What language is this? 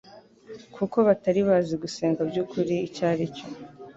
Kinyarwanda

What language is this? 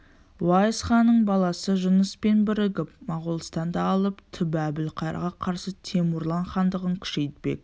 Kazakh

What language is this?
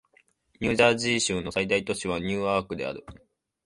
Japanese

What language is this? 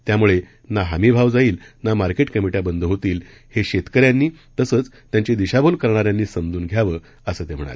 Marathi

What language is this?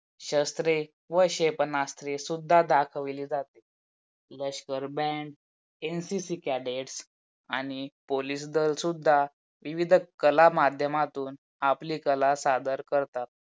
Marathi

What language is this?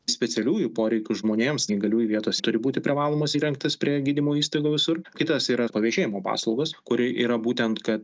Lithuanian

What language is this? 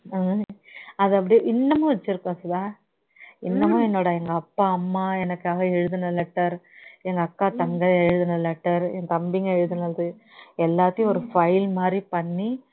Tamil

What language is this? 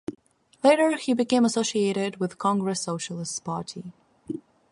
English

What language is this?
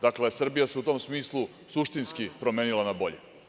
Serbian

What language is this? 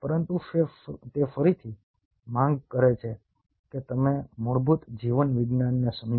Gujarati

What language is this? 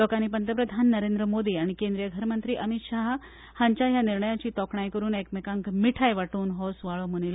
Konkani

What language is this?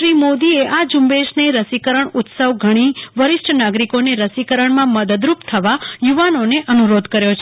Gujarati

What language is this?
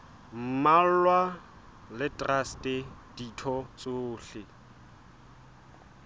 Southern Sotho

